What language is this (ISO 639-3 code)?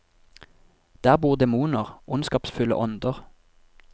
nor